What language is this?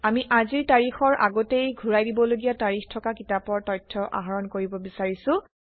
Assamese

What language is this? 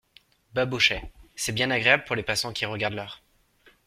French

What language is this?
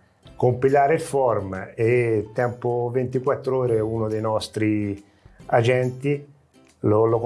Italian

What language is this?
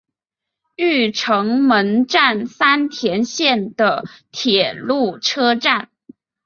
Chinese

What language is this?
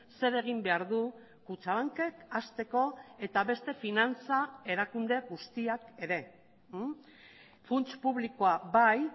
Basque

